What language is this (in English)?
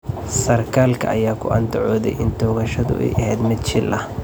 Somali